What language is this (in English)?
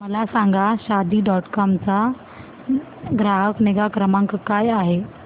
Marathi